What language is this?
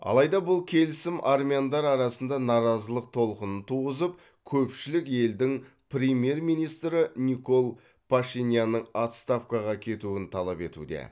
Kazakh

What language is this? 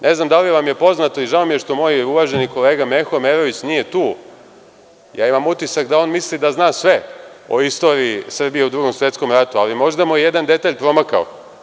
Serbian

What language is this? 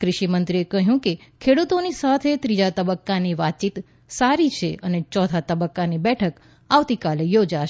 Gujarati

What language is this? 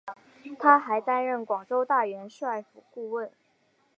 Chinese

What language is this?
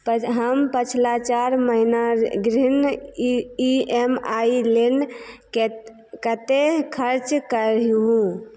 Maithili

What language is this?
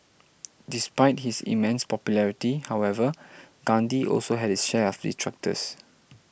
English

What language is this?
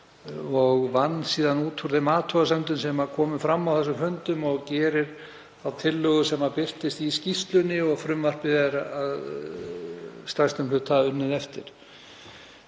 Icelandic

